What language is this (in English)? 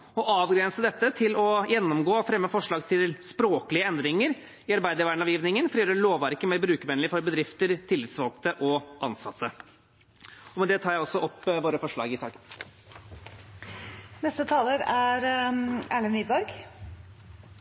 Norwegian Bokmål